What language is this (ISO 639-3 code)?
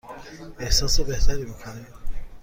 fas